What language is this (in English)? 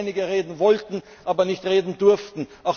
German